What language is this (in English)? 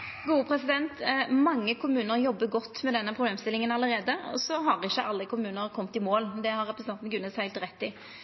Norwegian